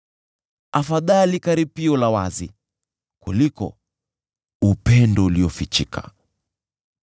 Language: Swahili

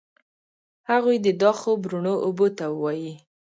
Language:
Pashto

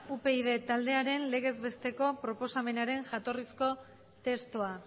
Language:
Basque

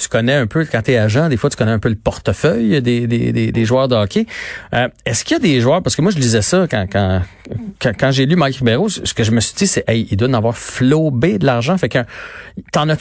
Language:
French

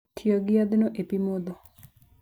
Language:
Luo (Kenya and Tanzania)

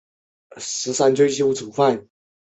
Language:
Chinese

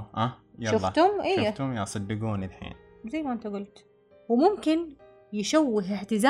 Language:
Arabic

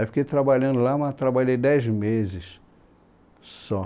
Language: Portuguese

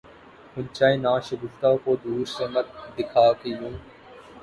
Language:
Urdu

